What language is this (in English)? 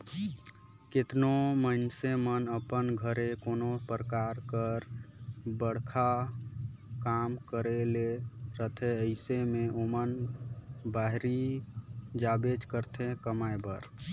Chhattisgarhi